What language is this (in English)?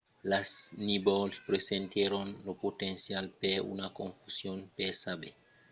Occitan